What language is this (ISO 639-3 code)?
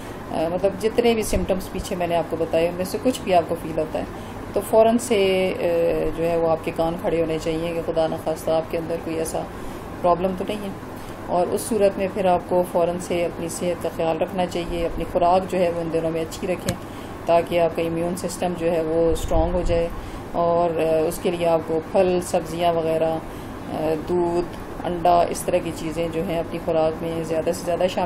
hin